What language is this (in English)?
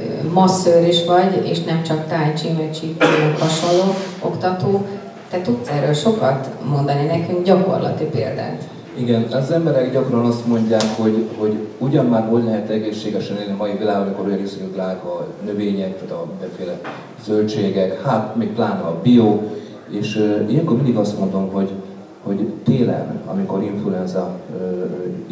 Hungarian